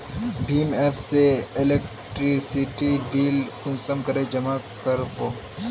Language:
Magahi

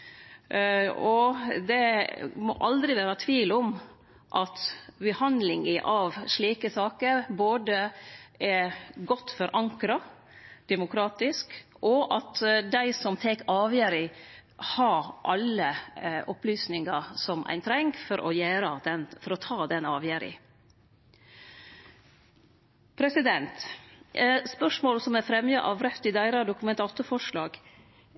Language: Norwegian Nynorsk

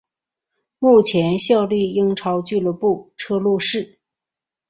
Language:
Chinese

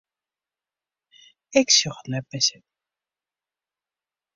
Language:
Western Frisian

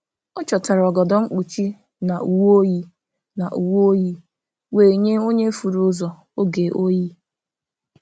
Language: Igbo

